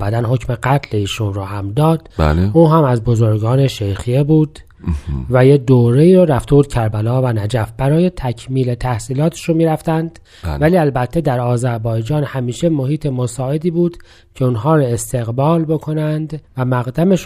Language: Persian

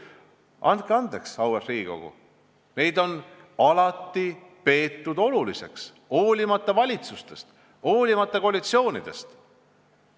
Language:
Estonian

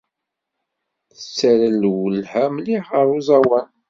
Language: Kabyle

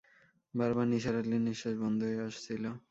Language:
Bangla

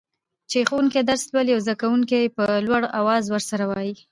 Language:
Pashto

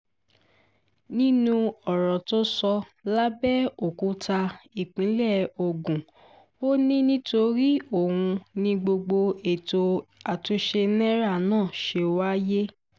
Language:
Yoruba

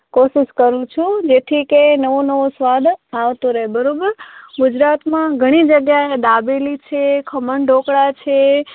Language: Gujarati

